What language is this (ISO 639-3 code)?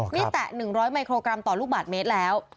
tha